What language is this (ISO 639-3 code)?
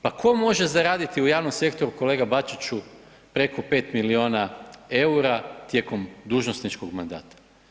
hrv